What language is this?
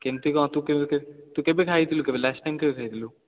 Odia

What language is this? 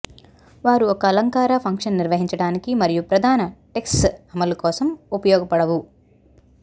Telugu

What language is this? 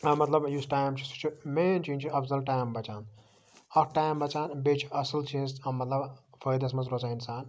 Kashmiri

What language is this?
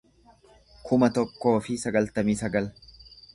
Oromo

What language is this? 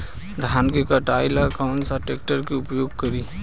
Bhojpuri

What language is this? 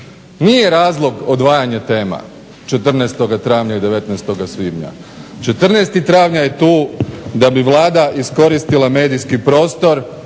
Croatian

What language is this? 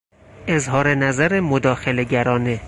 Persian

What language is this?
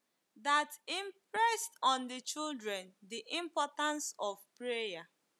Igbo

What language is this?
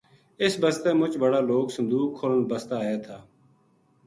Gujari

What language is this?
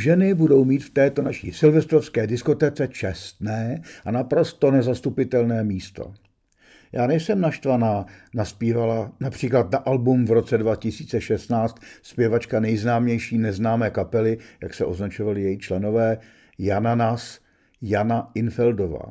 Czech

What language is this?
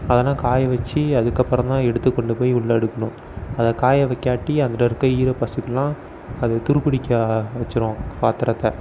Tamil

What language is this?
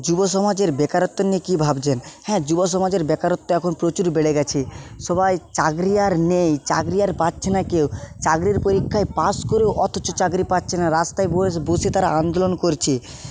Bangla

